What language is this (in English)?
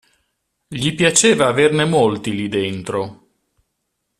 Italian